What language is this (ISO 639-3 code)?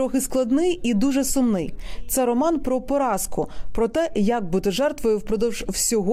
ukr